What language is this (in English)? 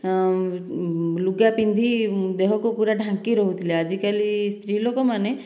Odia